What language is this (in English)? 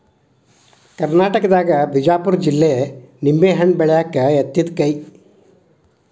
Kannada